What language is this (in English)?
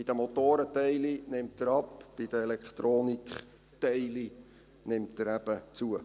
Swiss German